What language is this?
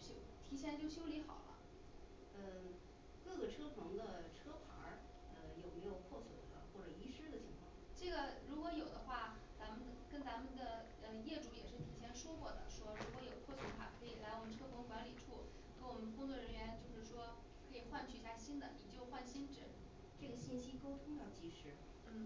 Chinese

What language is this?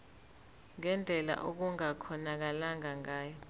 Zulu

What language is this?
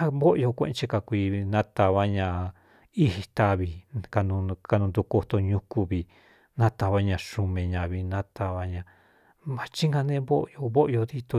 Cuyamecalco Mixtec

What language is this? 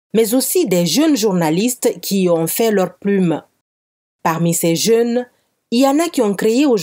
French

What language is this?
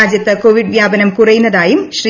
Malayalam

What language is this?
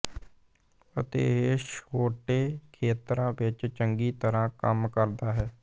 Punjabi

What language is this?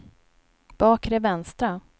Swedish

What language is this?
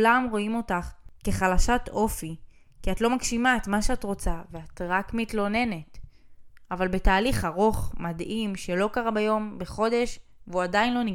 Hebrew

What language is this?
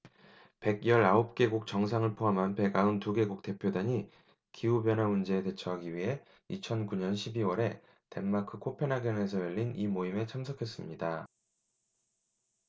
Korean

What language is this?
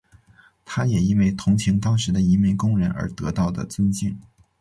Chinese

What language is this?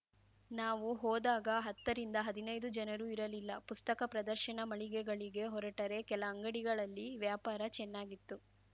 Kannada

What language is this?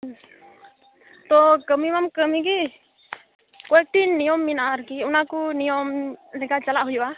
Santali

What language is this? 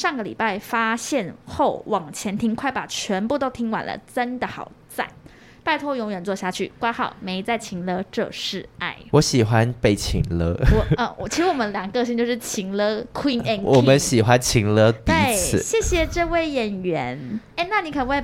Chinese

